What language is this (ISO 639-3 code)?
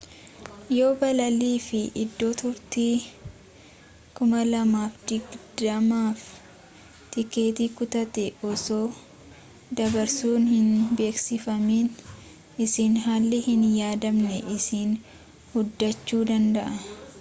orm